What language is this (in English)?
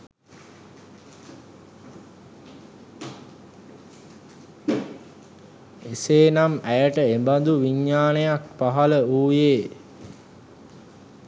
Sinhala